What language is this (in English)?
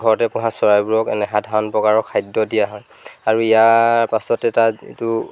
Assamese